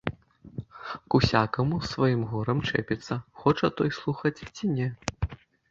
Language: Belarusian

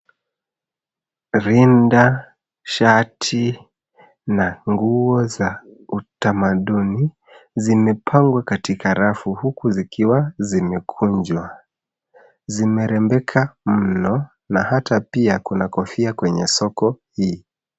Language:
Swahili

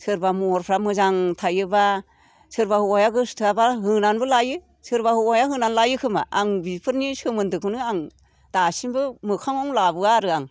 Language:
Bodo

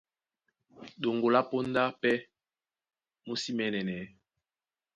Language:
Duala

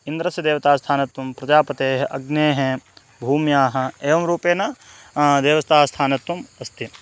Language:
Sanskrit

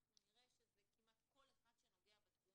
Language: Hebrew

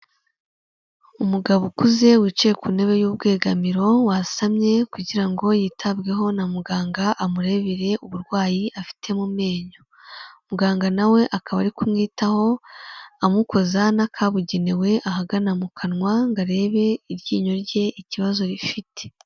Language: Kinyarwanda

